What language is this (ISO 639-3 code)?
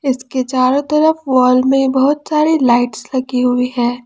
hin